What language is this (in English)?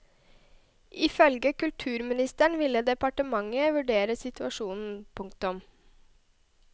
Norwegian